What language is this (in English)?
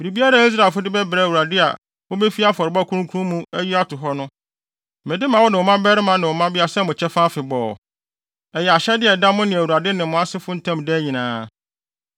Akan